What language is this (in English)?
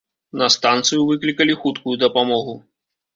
Belarusian